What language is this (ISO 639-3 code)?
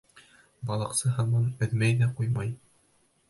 bak